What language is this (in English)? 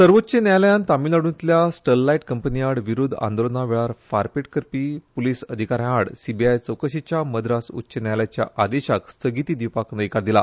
Konkani